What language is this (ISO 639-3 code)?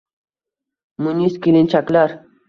uzb